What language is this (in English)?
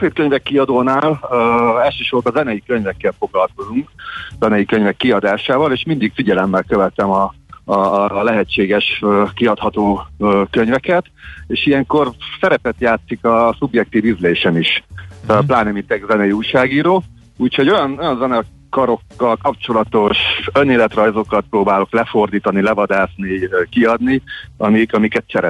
Hungarian